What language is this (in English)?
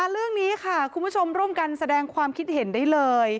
Thai